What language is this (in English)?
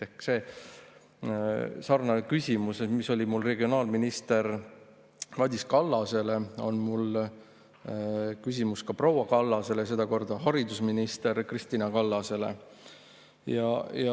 Estonian